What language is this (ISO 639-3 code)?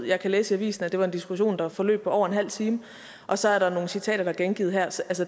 dan